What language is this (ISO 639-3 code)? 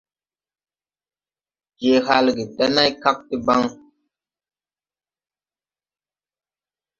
tui